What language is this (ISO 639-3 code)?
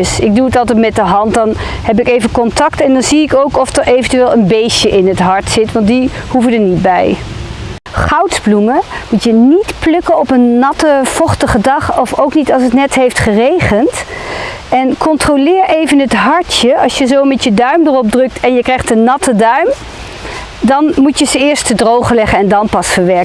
nld